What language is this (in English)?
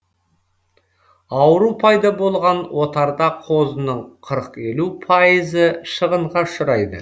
Kazakh